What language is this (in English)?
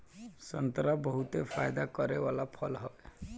Bhojpuri